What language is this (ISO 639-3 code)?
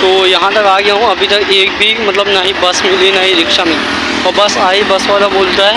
hin